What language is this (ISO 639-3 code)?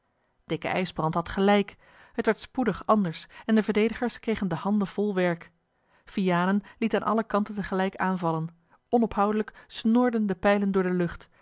nld